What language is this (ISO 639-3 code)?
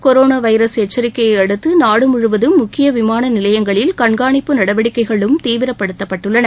tam